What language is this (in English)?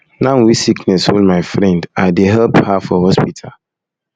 Nigerian Pidgin